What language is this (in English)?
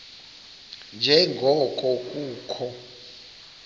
Xhosa